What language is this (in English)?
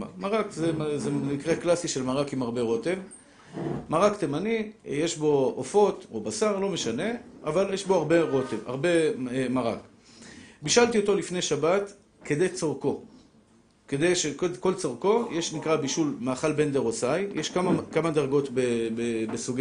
Hebrew